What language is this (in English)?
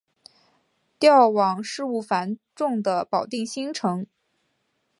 Chinese